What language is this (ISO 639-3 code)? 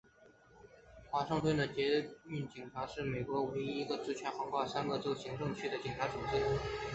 zho